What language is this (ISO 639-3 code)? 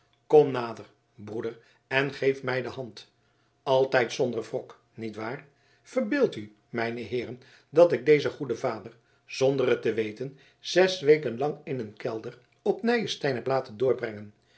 nld